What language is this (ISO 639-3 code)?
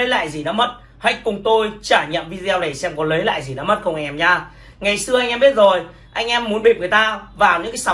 vie